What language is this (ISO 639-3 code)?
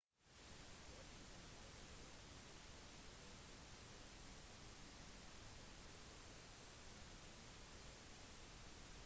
nob